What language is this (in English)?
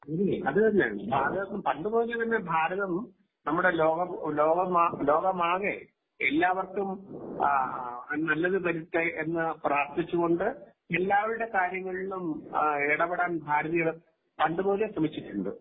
Malayalam